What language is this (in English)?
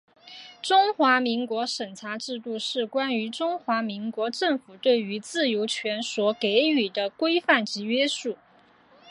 Chinese